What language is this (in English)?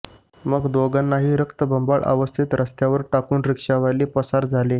Marathi